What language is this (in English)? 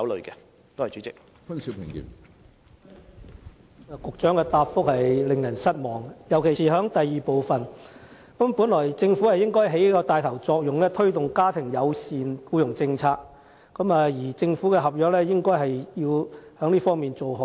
Cantonese